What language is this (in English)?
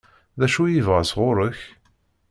Kabyle